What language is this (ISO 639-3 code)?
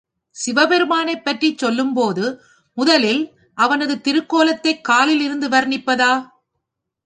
tam